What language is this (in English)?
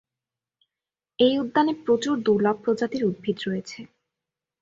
Bangla